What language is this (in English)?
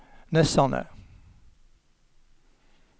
Norwegian